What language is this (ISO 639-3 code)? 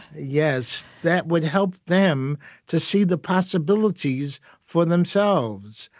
eng